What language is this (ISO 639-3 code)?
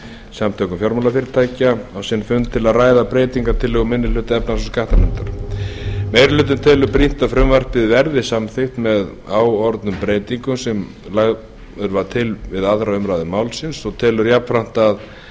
isl